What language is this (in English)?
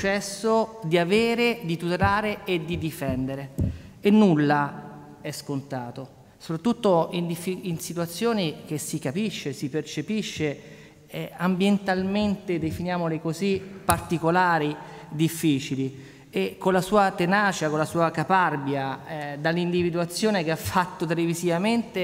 Italian